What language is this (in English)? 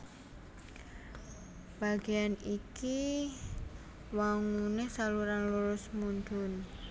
Javanese